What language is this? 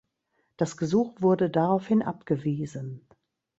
German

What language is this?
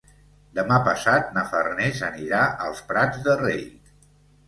Catalan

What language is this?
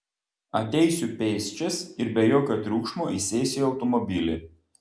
Lithuanian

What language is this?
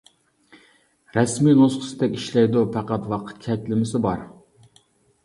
Uyghur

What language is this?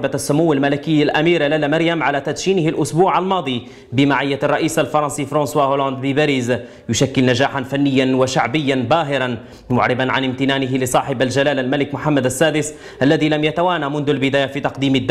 Arabic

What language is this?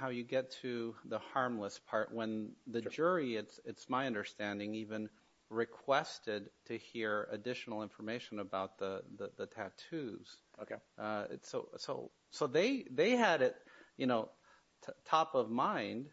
English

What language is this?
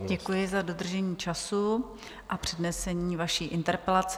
Czech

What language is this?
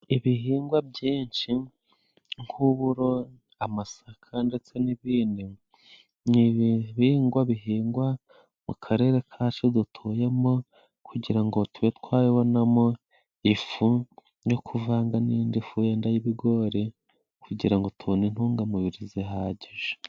Kinyarwanda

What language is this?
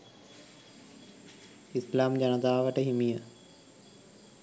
Sinhala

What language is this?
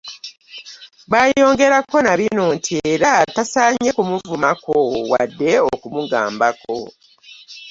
Ganda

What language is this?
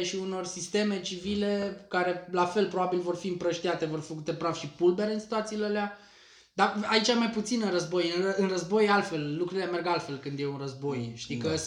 Romanian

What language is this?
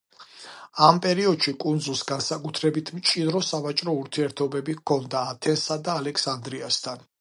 Georgian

